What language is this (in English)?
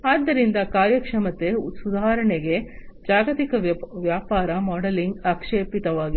Kannada